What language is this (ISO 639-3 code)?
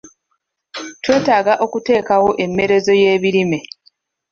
lug